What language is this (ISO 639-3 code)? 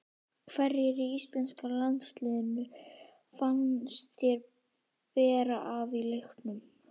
isl